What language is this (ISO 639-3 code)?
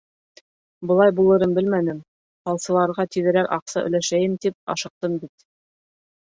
bak